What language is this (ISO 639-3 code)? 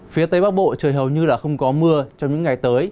vie